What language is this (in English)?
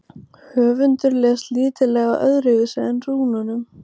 Icelandic